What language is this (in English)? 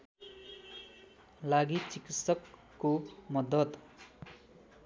Nepali